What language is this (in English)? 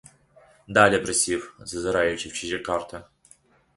Ukrainian